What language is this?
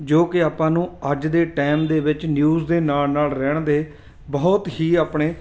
Punjabi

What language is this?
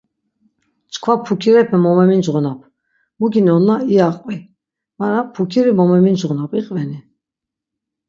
Laz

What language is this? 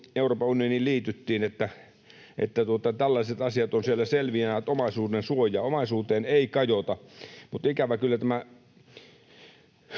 Finnish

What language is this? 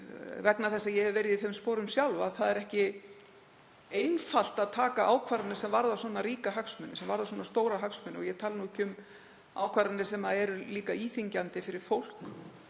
Icelandic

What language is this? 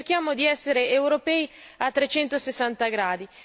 Italian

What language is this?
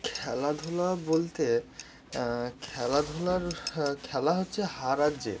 Bangla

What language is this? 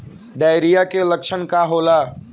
Bhojpuri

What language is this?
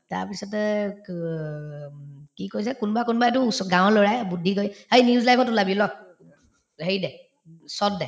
Assamese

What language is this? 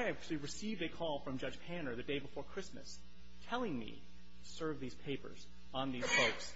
English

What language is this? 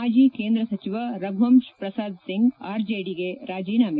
Kannada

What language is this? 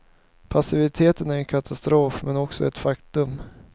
Swedish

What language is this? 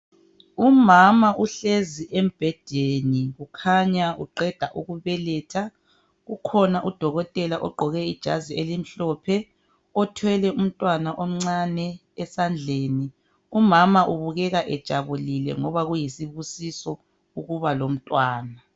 North Ndebele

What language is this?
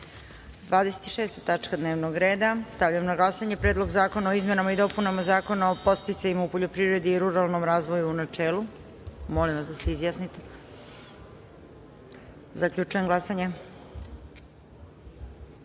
Serbian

